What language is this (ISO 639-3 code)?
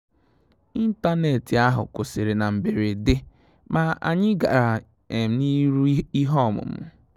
ibo